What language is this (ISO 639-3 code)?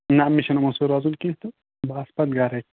kas